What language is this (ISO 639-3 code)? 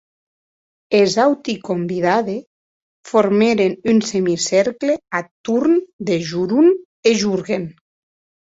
oci